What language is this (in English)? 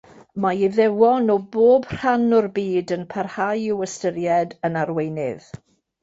Welsh